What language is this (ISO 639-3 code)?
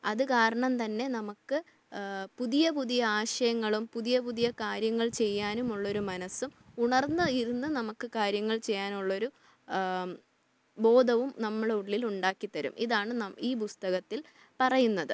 mal